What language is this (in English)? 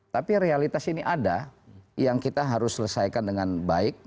Indonesian